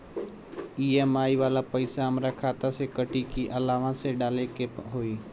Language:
Bhojpuri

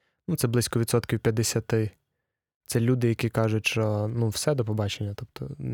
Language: Ukrainian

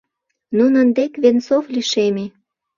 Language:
Mari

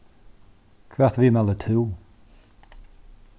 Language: Faroese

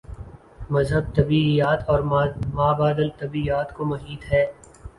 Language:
Urdu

